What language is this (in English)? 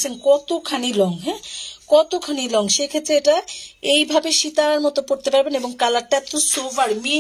Hindi